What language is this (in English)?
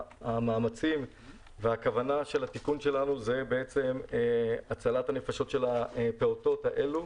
Hebrew